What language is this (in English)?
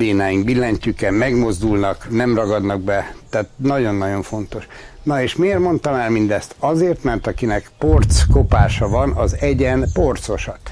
Hungarian